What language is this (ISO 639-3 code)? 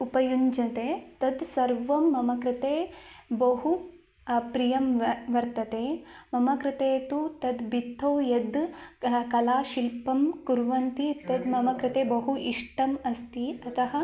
san